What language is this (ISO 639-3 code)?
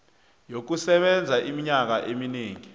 nbl